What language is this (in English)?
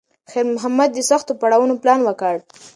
Pashto